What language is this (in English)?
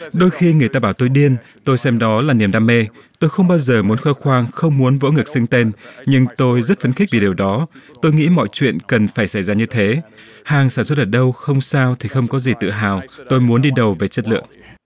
Vietnamese